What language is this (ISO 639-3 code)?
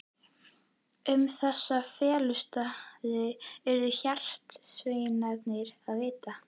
isl